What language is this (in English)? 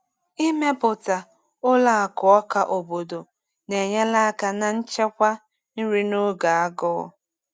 Igbo